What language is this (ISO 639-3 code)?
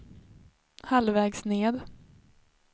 swe